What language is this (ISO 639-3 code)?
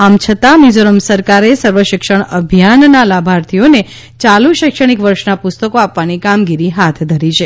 guj